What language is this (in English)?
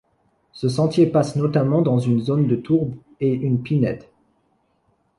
French